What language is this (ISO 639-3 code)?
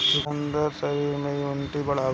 bho